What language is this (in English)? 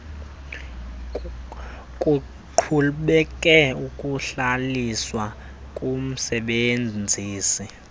Xhosa